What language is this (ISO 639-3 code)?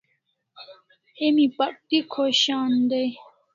kls